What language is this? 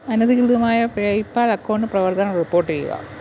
Malayalam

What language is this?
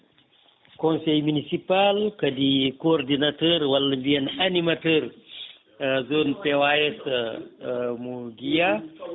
Fula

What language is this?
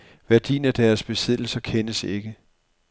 Danish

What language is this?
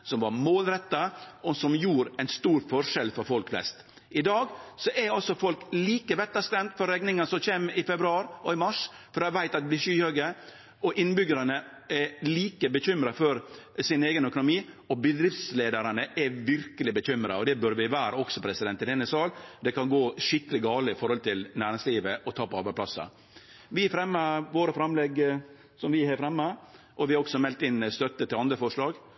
Norwegian Nynorsk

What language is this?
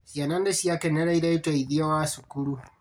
Kikuyu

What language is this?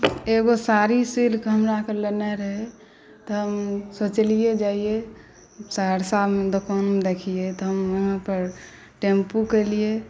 Maithili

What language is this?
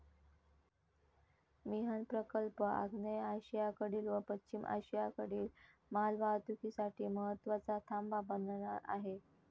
Marathi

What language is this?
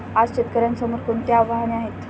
Marathi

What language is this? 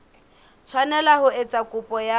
Southern Sotho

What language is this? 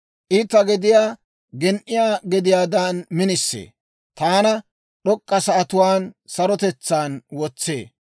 Dawro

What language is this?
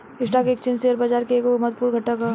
Bhojpuri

